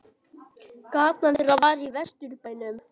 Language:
Icelandic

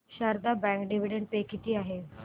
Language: Marathi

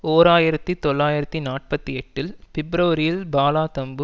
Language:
Tamil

